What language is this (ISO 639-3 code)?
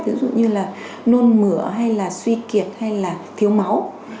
vie